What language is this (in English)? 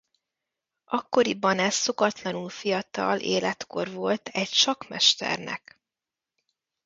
Hungarian